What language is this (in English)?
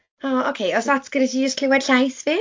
Welsh